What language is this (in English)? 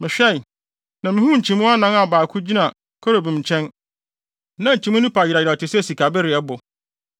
Akan